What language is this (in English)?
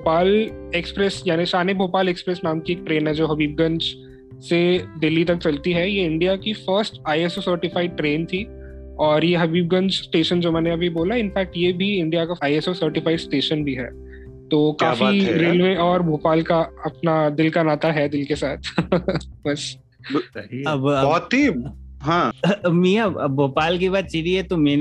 Hindi